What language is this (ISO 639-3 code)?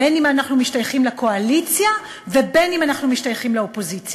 heb